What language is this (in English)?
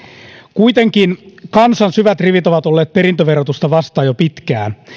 Finnish